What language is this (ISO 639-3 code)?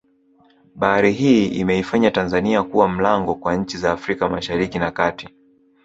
swa